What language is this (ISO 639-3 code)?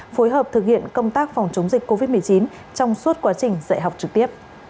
vie